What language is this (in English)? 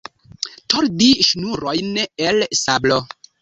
Esperanto